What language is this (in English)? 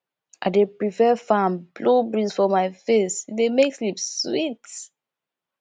Nigerian Pidgin